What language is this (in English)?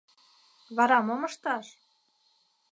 Mari